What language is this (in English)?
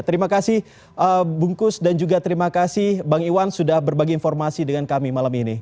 Indonesian